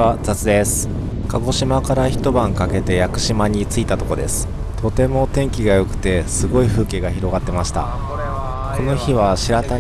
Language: Japanese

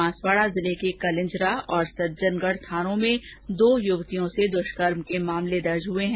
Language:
Hindi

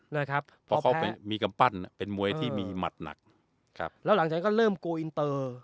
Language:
Thai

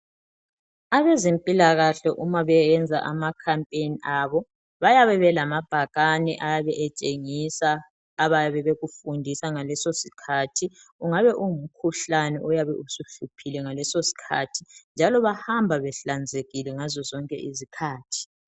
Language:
North Ndebele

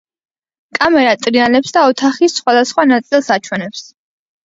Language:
Georgian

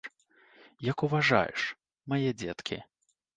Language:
Belarusian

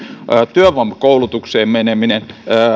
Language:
Finnish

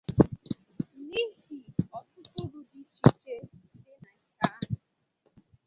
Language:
Igbo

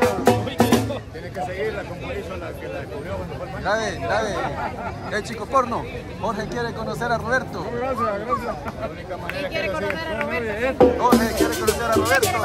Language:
Spanish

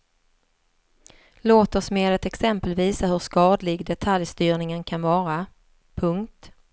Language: Swedish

